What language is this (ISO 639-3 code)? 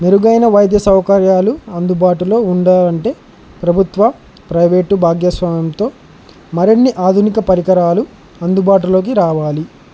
tel